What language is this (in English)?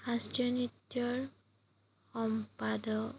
Assamese